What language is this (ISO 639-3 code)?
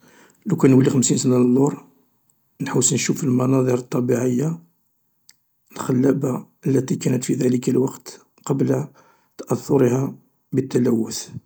arq